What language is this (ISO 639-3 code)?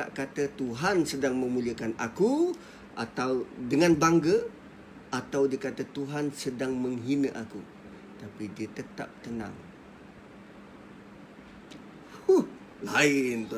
msa